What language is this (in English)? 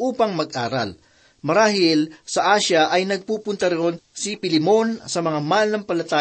Filipino